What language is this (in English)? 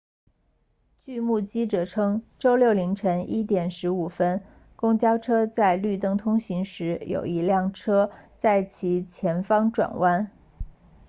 Chinese